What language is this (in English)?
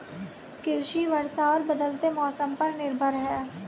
Hindi